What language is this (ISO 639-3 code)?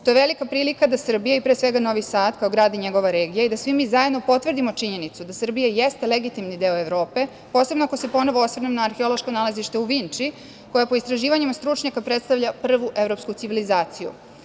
srp